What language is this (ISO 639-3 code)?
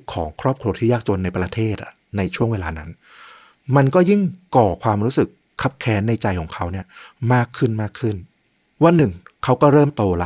tha